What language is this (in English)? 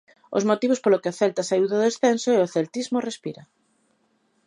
Galician